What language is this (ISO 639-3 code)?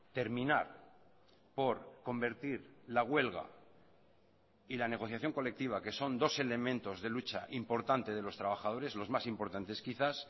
spa